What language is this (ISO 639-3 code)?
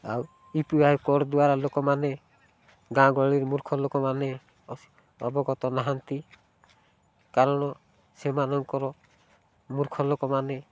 ori